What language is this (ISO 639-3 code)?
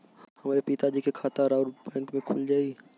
bho